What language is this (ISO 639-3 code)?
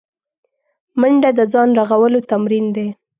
pus